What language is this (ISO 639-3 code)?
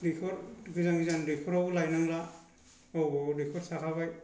brx